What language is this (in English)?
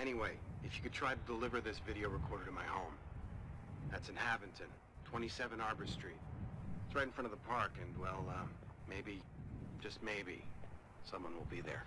German